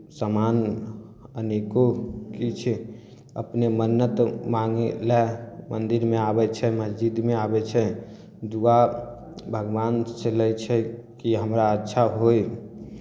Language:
Maithili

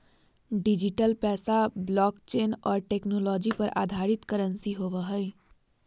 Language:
Magahi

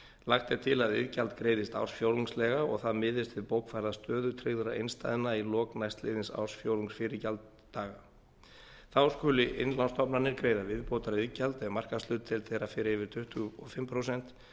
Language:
Icelandic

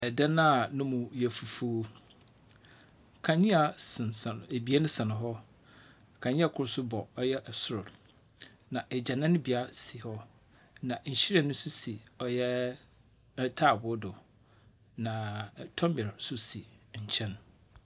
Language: Akan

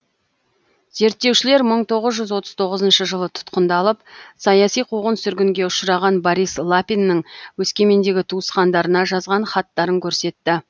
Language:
Kazakh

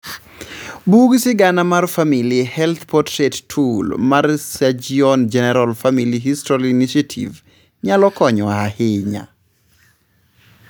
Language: Luo (Kenya and Tanzania)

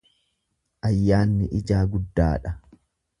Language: Oromo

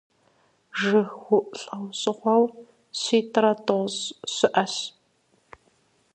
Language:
Kabardian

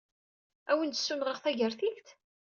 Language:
Kabyle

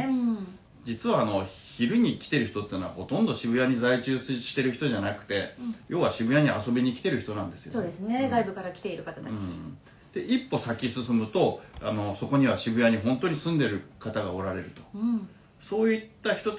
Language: Japanese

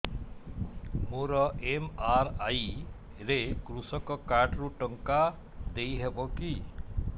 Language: Odia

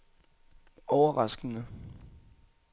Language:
Danish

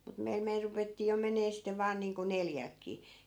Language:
Finnish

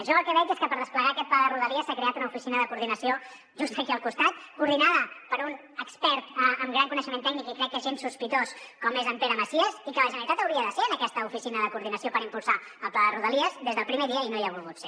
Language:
Catalan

